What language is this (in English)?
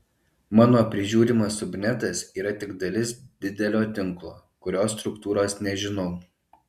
Lithuanian